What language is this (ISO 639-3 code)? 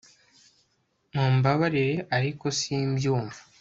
kin